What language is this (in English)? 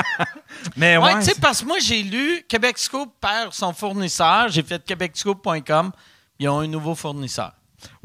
French